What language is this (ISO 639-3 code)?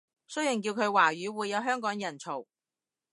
yue